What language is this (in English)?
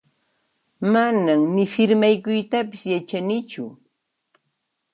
Puno Quechua